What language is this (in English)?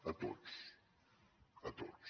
Catalan